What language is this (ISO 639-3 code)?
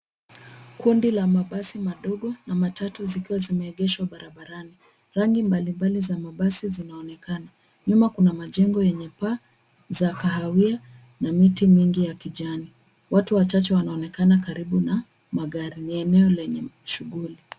swa